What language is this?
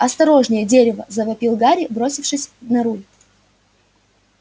Russian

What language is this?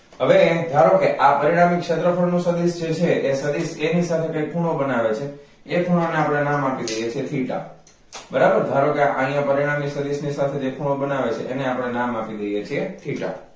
Gujarati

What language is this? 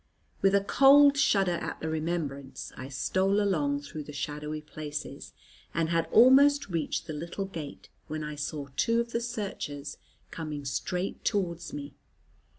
English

